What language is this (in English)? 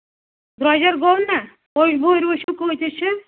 Kashmiri